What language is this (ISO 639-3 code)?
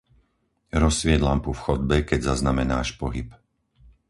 slk